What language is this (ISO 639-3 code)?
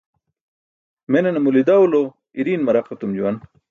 bsk